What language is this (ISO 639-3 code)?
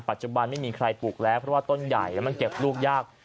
tha